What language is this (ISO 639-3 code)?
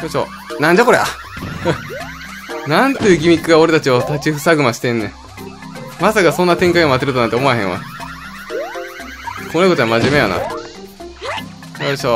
jpn